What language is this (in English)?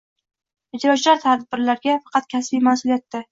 Uzbek